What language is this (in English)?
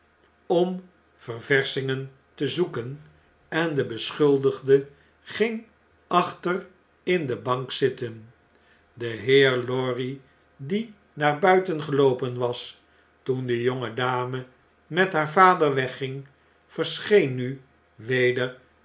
Dutch